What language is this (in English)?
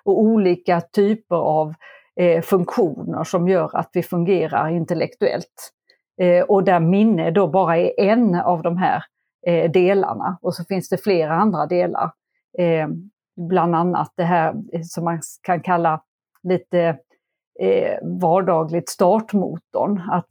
Swedish